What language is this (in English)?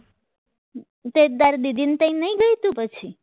Gujarati